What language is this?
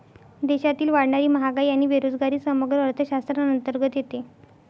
Marathi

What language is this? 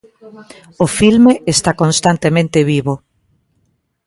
Galician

